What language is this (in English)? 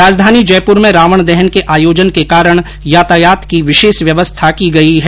Hindi